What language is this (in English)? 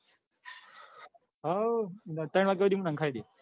Gujarati